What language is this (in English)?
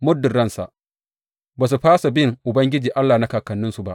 Hausa